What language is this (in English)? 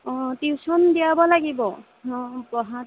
Assamese